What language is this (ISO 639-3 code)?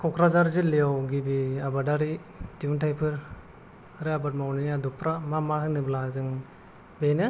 brx